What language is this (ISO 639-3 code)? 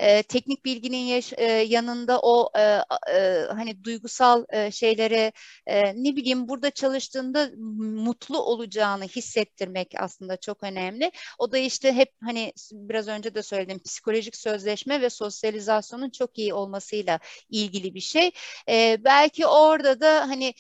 tur